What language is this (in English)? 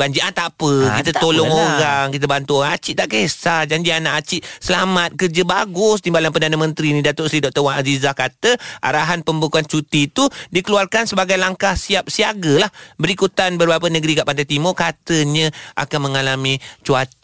Malay